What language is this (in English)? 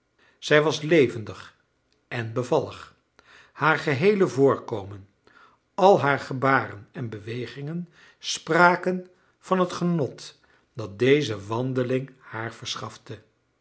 Dutch